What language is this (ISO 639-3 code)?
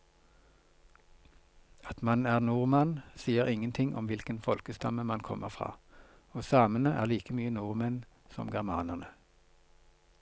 nor